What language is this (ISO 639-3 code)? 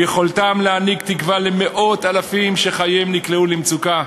heb